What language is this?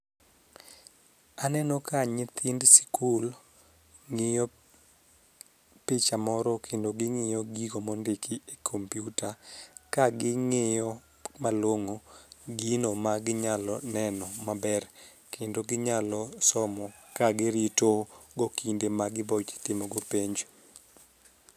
Luo (Kenya and Tanzania)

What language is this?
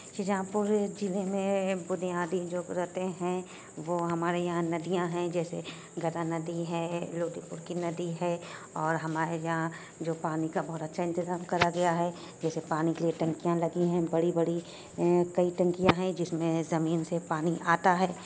Urdu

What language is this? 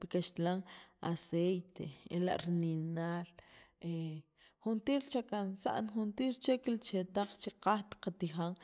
Sacapulteco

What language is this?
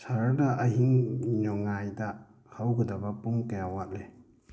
Manipuri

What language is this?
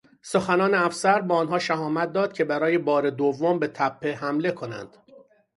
Persian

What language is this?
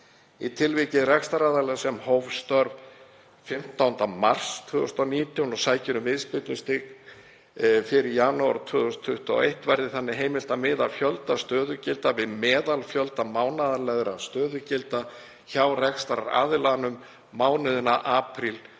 Icelandic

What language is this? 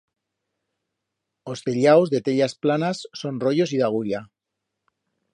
Aragonese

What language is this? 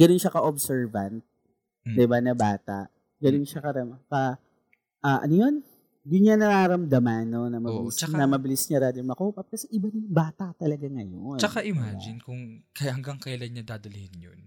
Filipino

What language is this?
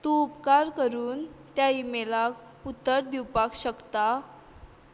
Konkani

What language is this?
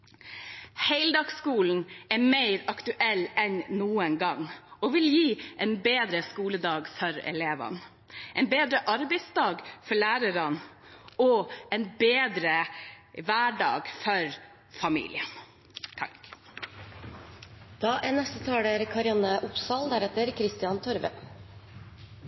Norwegian Bokmål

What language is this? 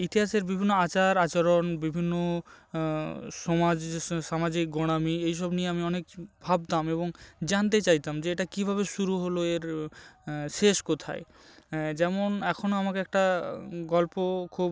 Bangla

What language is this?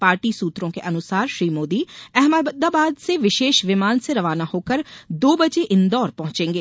Hindi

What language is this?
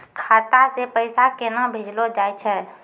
Maithili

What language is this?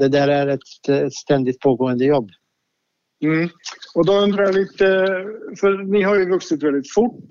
Swedish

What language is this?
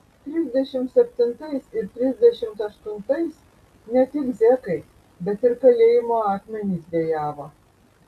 Lithuanian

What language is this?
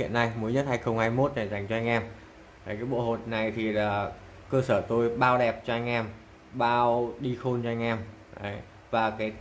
Vietnamese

